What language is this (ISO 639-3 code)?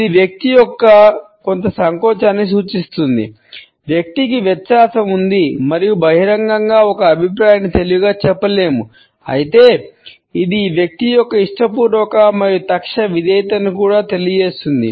tel